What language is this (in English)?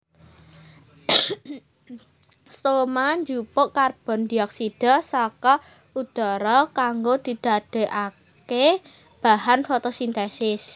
Javanese